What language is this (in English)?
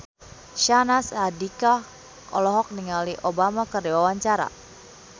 Sundanese